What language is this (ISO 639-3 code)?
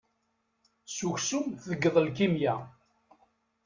kab